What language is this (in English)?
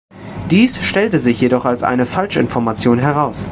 German